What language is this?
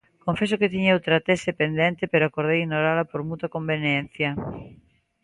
Galician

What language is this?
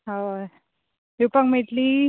Konkani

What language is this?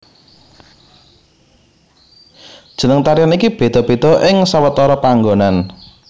Javanese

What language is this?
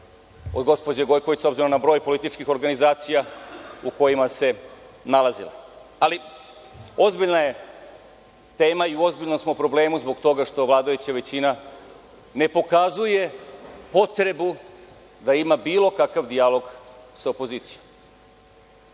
Serbian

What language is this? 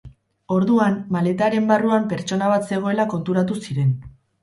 Basque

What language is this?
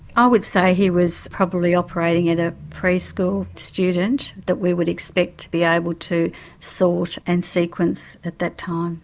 English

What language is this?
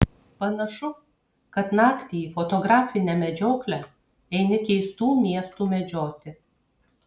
Lithuanian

